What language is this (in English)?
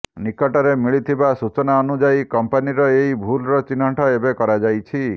Odia